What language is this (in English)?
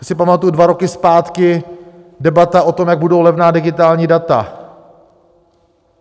Czech